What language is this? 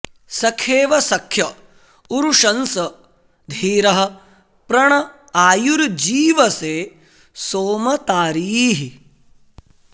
Sanskrit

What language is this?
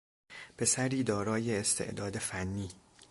Persian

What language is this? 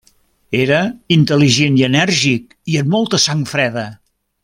Catalan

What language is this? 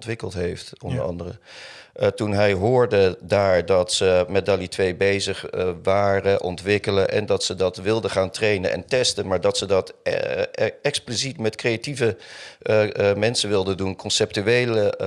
Dutch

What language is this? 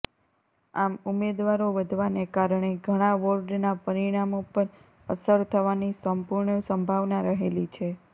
Gujarati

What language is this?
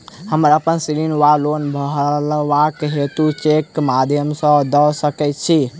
Maithili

